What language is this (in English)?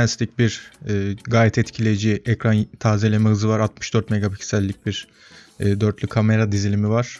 Turkish